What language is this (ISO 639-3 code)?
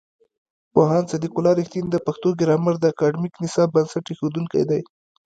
pus